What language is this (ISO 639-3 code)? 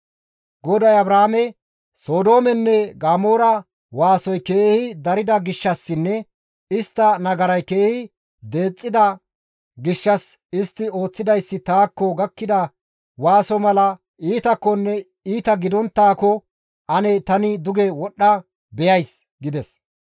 gmv